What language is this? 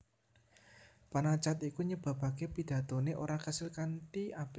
Javanese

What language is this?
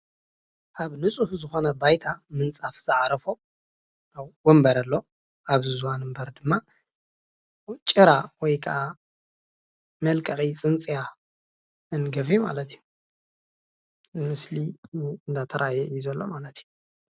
Tigrinya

